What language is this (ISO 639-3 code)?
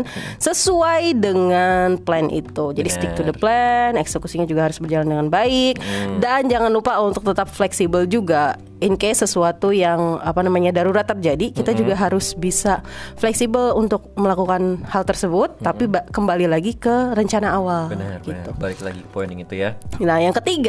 ind